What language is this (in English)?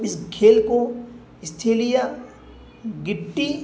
Urdu